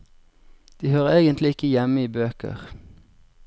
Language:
Norwegian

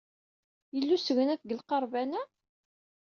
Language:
Kabyle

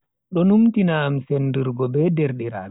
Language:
Bagirmi Fulfulde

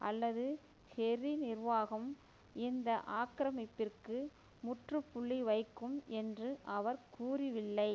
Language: Tamil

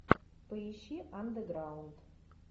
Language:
Russian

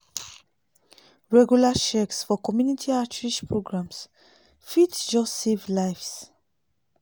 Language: Nigerian Pidgin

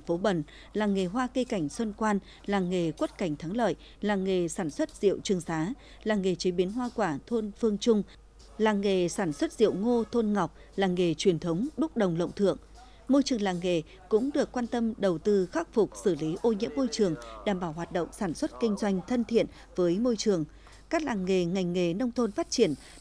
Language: Vietnamese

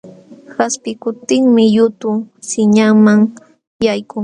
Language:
Jauja Wanca Quechua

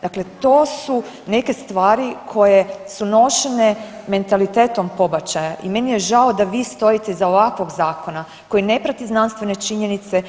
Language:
Croatian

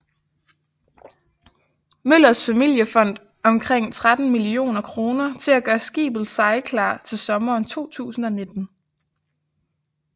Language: Danish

